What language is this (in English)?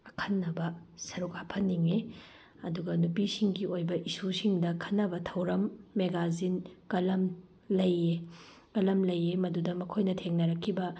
Manipuri